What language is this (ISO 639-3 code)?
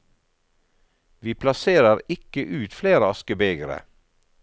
nor